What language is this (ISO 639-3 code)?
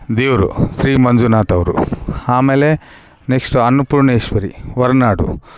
kan